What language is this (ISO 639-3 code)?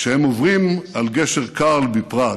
heb